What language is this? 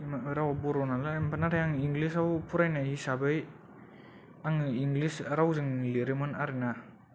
Bodo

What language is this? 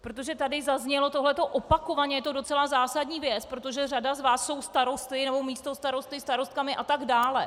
Czech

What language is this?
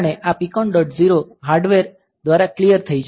Gujarati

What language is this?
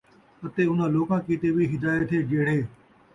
Saraiki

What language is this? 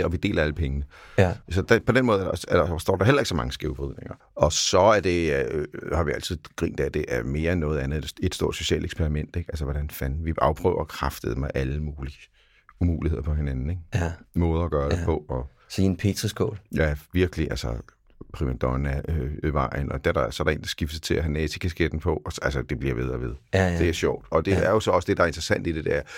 Danish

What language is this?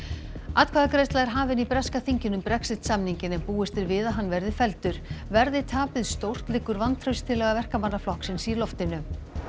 Icelandic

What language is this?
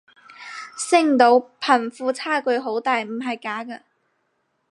Cantonese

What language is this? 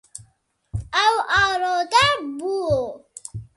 Kurdish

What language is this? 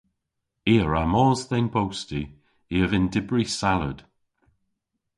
Cornish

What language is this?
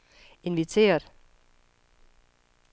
Danish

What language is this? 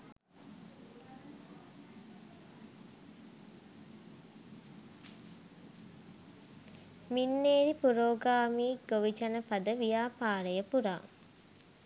Sinhala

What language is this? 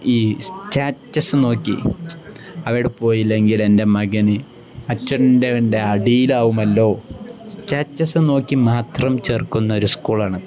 Malayalam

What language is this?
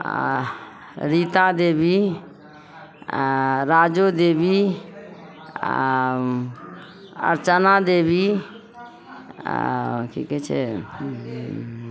Maithili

